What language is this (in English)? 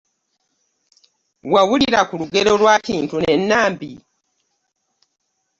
Ganda